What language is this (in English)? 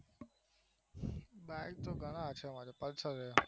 Gujarati